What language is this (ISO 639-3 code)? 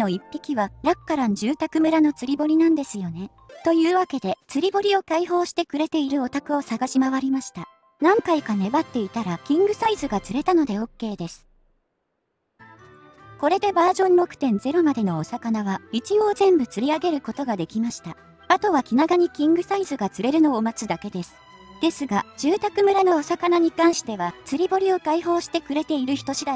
jpn